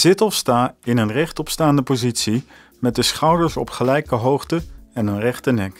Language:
Dutch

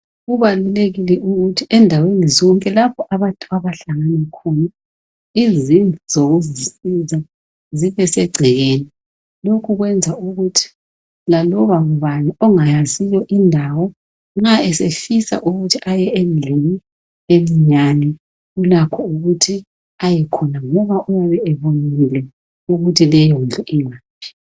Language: North Ndebele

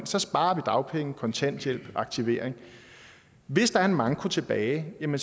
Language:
Danish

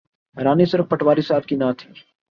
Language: Urdu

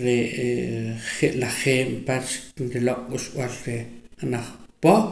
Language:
Poqomam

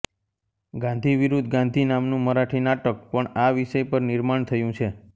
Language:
Gujarati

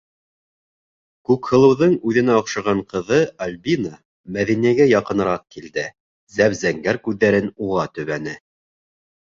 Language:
Bashkir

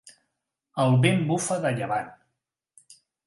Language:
Catalan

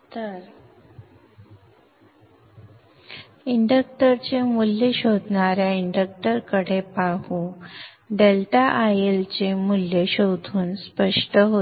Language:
Marathi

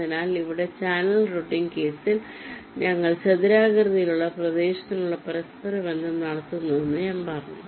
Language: Malayalam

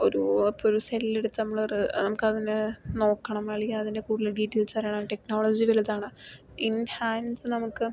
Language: Malayalam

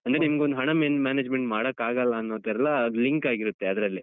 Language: Kannada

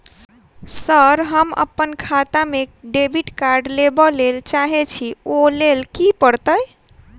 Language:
Maithili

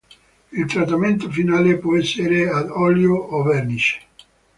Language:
Italian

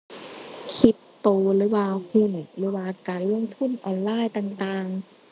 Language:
Thai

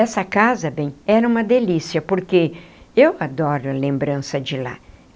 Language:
Portuguese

